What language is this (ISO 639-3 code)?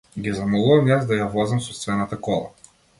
mkd